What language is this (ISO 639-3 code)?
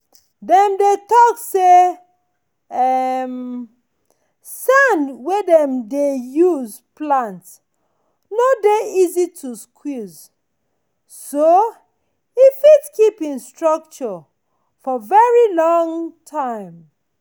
pcm